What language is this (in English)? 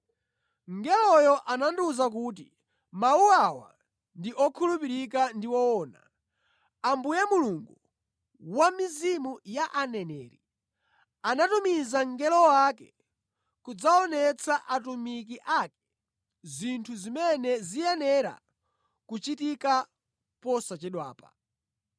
Nyanja